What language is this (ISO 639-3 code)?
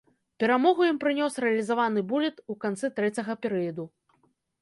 bel